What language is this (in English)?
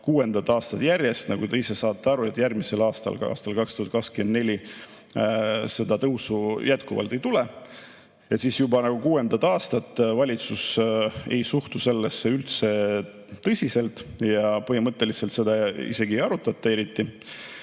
Estonian